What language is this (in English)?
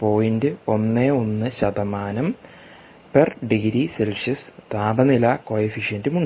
Malayalam